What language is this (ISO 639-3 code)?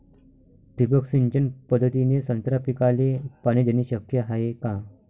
mar